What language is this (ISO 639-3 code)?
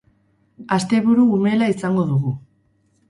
eus